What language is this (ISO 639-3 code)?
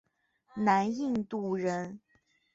zho